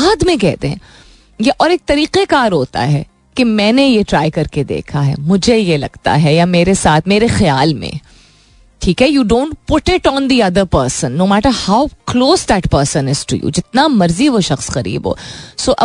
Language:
Hindi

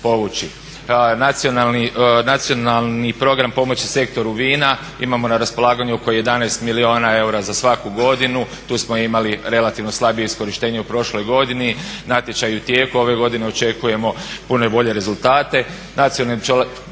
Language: Croatian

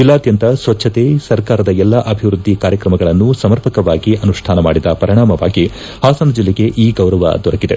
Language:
Kannada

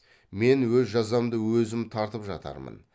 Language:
Kazakh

